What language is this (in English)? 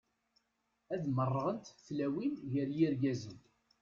Kabyle